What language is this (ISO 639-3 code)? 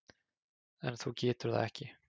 isl